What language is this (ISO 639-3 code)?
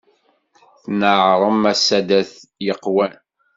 kab